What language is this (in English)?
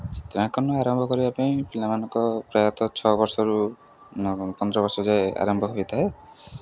Odia